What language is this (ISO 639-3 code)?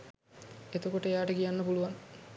sin